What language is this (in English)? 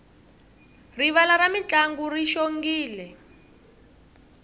Tsonga